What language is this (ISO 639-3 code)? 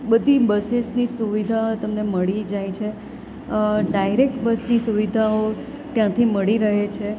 guj